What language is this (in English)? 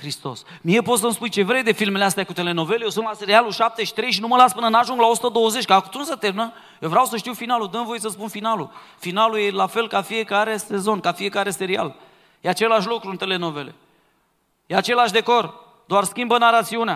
Romanian